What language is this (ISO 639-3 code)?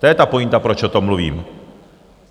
ces